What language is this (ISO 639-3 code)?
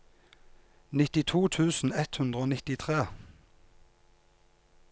nor